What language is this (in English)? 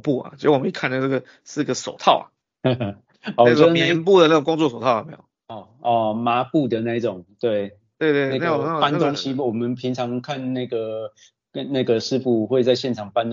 Chinese